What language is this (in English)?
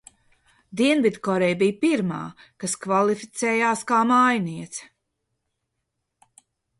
Latvian